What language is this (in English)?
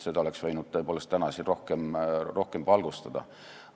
Estonian